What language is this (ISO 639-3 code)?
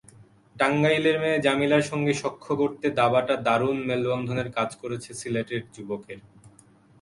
ben